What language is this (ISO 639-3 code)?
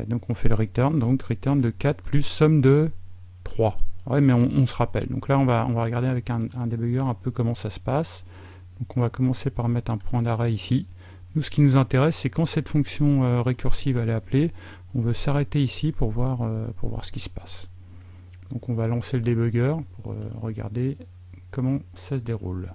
fra